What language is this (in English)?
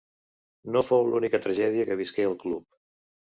Catalan